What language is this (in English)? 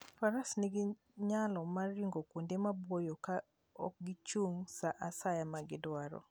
Luo (Kenya and Tanzania)